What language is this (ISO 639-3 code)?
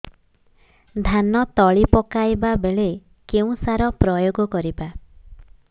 ori